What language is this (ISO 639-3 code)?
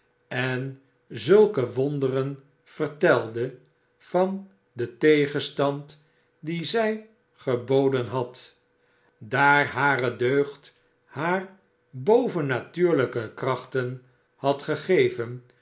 nld